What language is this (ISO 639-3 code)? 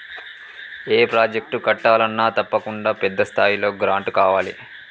tel